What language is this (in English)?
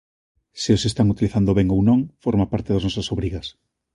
Galician